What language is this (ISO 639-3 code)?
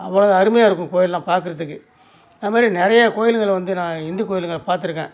tam